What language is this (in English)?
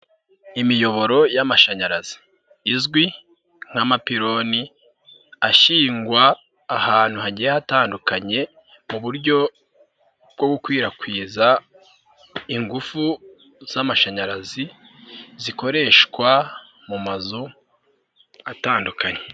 Kinyarwanda